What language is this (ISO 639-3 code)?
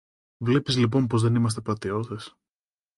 ell